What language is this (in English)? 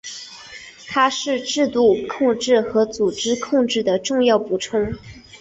Chinese